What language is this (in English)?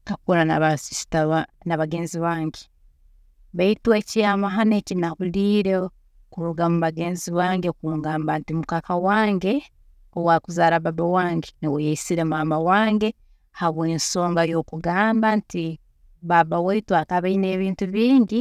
Tooro